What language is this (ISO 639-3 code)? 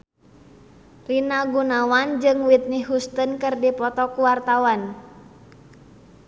sun